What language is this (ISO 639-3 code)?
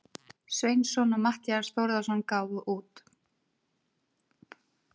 isl